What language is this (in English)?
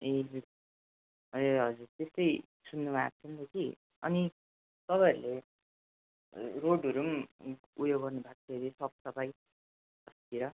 Nepali